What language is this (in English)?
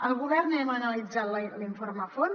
Catalan